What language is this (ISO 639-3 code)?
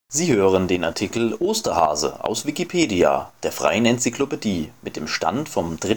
deu